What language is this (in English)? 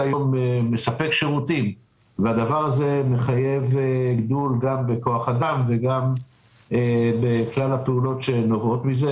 Hebrew